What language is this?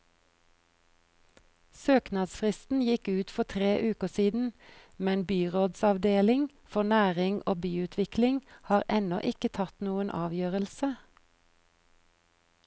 Norwegian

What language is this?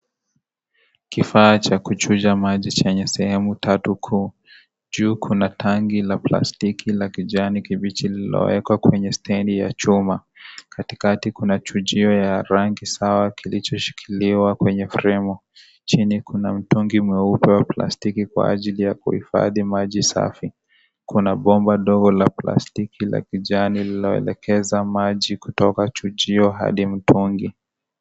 Swahili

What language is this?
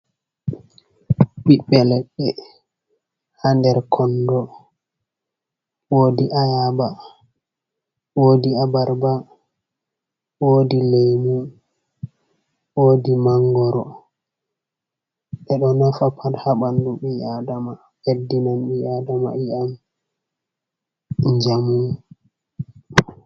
Fula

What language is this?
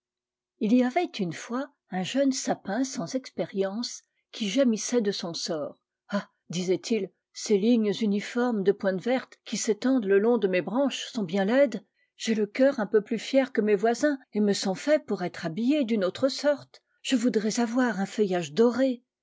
French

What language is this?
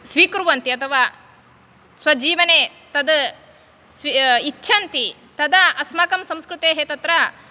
Sanskrit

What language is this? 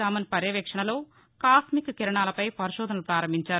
Telugu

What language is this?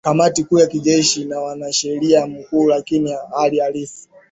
Swahili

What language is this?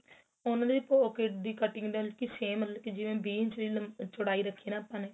Punjabi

